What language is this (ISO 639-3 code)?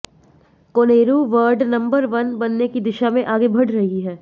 hin